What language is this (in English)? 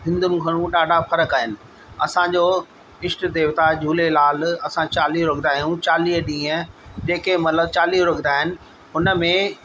Sindhi